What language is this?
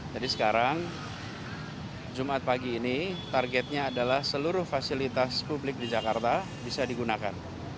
Indonesian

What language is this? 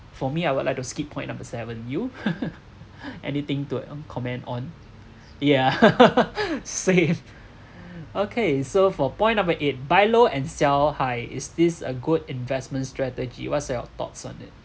English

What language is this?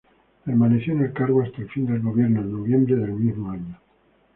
Spanish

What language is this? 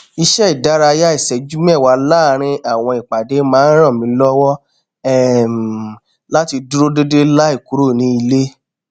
Yoruba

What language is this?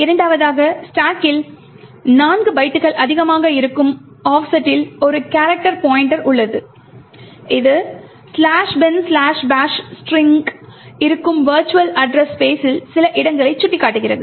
Tamil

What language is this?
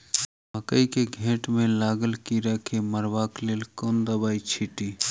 Maithili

